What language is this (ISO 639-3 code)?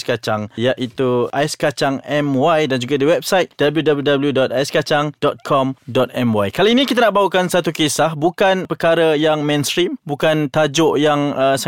msa